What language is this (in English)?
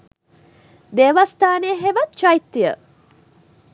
Sinhala